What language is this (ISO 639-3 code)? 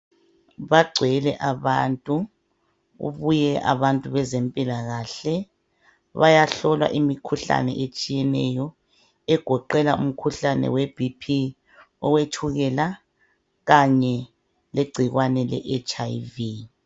nde